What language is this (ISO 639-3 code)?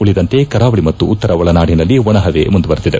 kan